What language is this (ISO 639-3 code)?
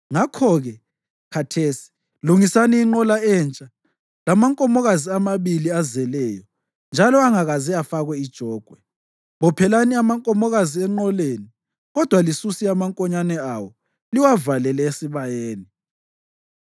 nde